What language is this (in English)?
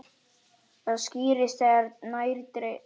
Icelandic